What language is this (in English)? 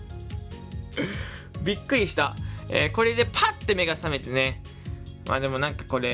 Japanese